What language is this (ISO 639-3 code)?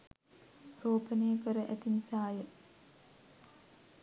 sin